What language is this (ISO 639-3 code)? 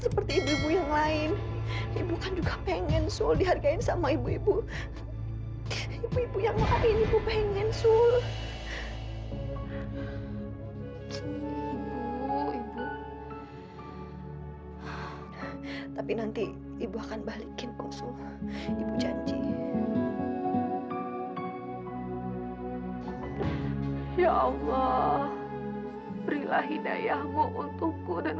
ind